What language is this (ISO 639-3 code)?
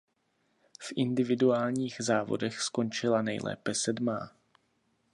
ces